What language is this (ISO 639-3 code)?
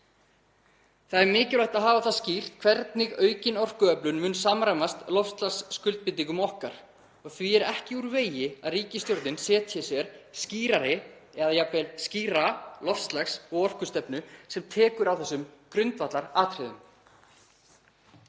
isl